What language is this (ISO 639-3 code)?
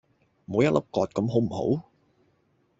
yue